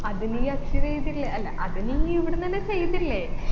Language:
Malayalam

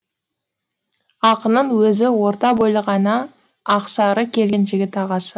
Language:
Kazakh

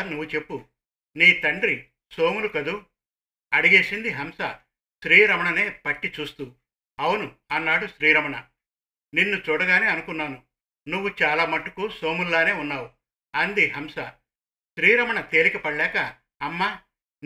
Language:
Telugu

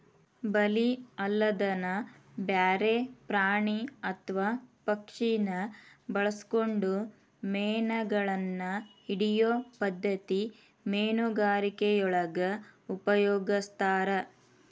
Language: Kannada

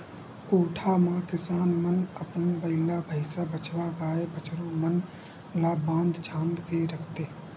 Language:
Chhattisgarhi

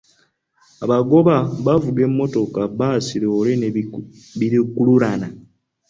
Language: Ganda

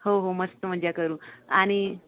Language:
Marathi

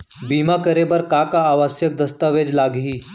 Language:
Chhattisgarhi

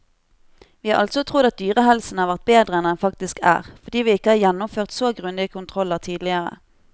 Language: Norwegian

